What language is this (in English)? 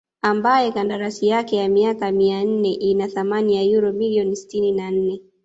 Swahili